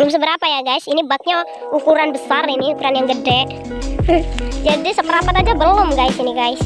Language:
Indonesian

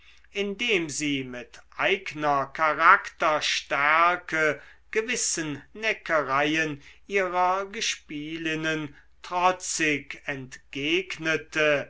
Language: German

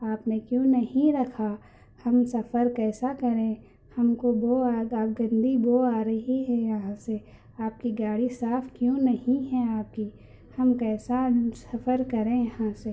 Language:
Urdu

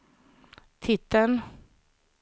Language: Swedish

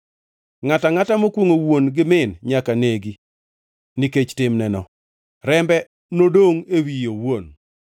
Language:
Luo (Kenya and Tanzania)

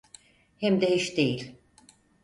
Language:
Turkish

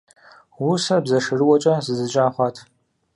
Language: Kabardian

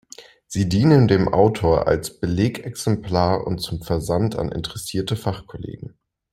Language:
German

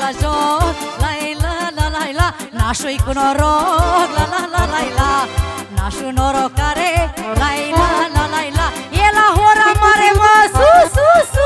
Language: Romanian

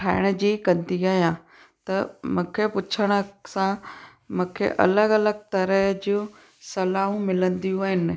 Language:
Sindhi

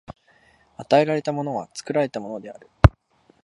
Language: Japanese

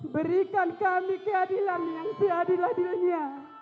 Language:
Indonesian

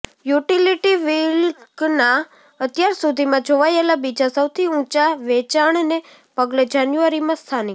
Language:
Gujarati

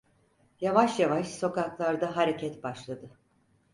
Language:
Turkish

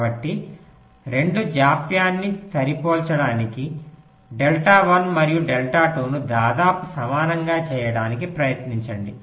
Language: Telugu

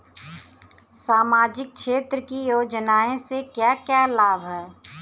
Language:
Bhojpuri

